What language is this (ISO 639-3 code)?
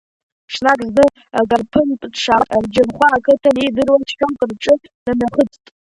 abk